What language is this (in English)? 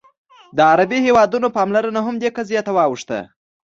Pashto